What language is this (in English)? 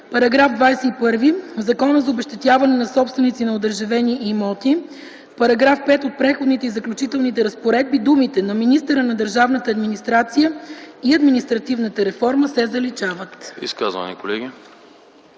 Bulgarian